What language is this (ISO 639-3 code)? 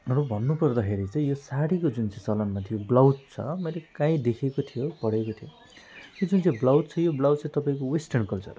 nep